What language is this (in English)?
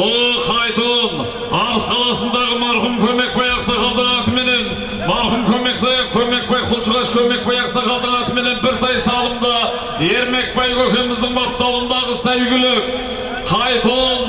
Turkish